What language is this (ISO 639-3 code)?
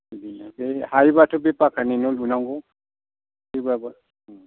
brx